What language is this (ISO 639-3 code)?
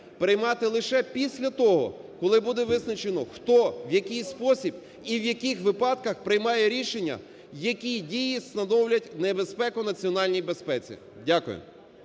ukr